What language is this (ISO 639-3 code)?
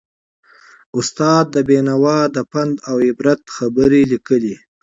pus